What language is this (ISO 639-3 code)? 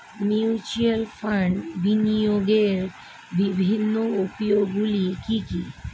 ben